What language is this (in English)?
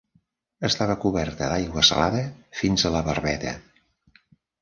Catalan